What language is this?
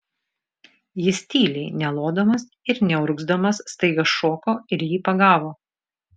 Lithuanian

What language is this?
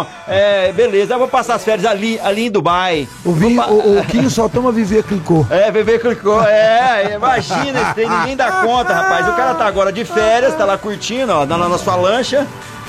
Portuguese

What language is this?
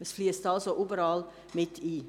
Swiss German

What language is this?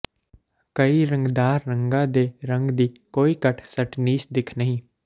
Punjabi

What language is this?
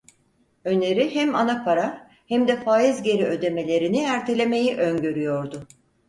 Turkish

